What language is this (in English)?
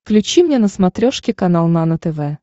Russian